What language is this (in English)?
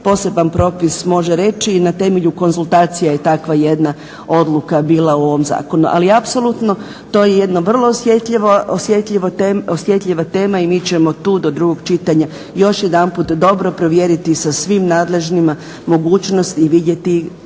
Croatian